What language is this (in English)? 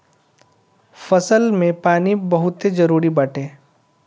Bhojpuri